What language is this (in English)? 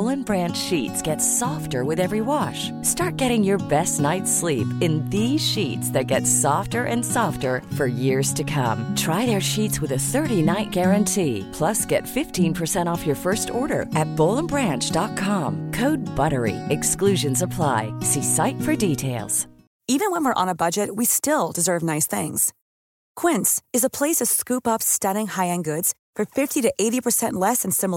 Swedish